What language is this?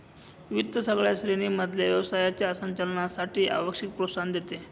Marathi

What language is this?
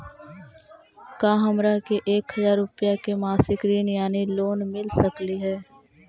Magahi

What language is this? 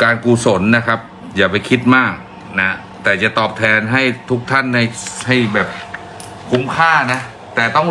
Thai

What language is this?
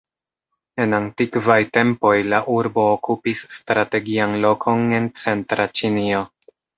Esperanto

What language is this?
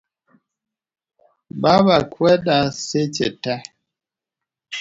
Luo (Kenya and Tanzania)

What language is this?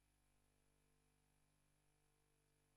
Hebrew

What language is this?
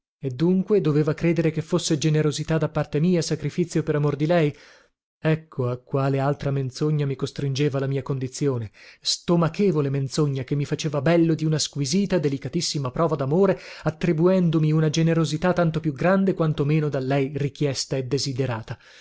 Italian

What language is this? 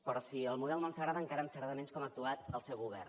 Catalan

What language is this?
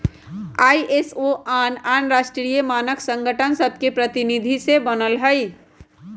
Magahi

